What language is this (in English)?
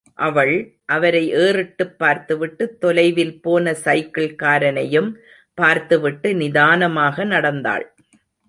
Tamil